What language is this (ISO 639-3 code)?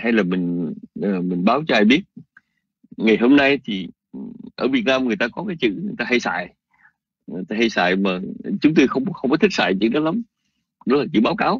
vie